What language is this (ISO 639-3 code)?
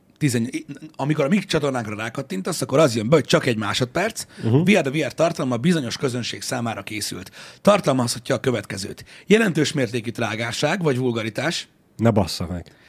hun